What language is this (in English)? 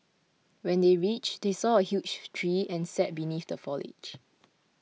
English